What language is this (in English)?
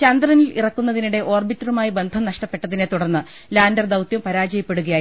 Malayalam